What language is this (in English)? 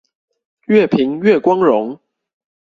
Chinese